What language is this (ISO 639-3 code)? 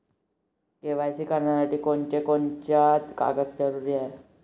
mar